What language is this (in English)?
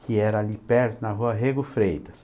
Portuguese